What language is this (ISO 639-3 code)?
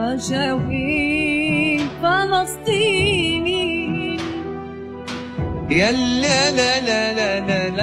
ara